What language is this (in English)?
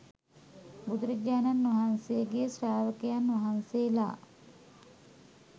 Sinhala